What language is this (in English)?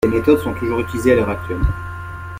French